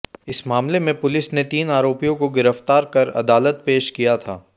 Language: Hindi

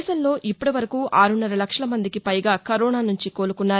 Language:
Telugu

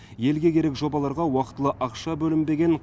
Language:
Kazakh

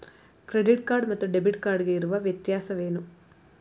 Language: Kannada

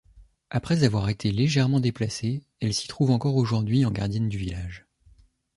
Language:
French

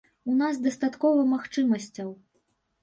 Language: Belarusian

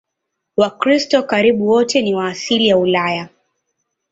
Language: Swahili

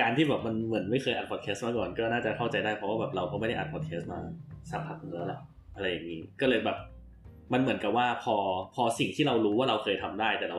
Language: Thai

